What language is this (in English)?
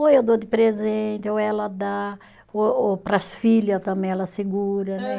Portuguese